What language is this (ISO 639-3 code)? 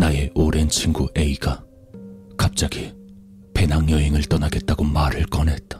kor